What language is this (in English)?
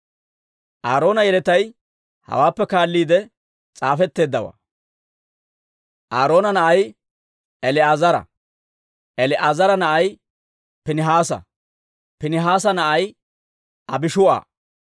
Dawro